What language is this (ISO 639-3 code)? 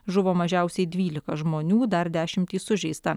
lit